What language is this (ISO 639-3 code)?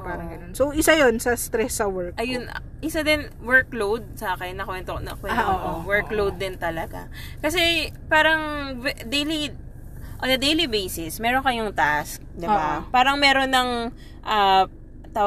fil